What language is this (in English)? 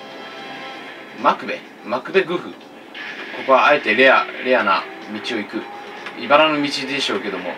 Japanese